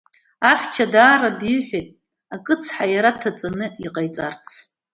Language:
Abkhazian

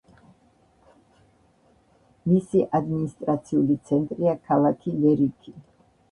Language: Georgian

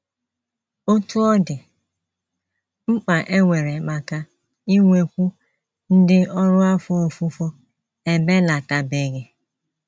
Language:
Igbo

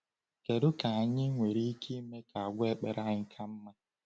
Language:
Igbo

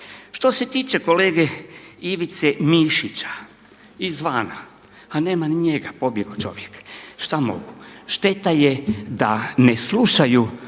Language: Croatian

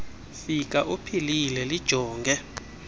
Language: Xhosa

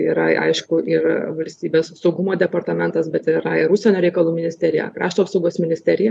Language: Lithuanian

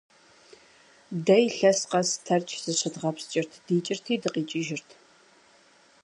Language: Kabardian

